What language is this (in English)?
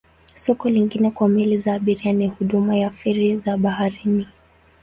Swahili